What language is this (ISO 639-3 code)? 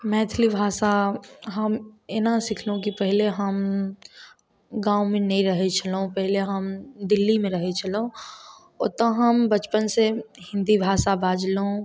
mai